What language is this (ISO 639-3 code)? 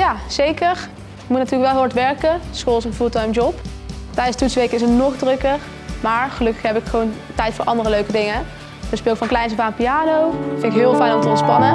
nld